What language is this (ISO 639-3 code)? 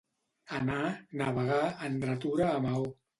cat